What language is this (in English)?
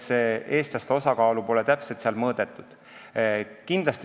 Estonian